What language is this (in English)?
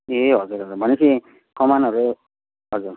Nepali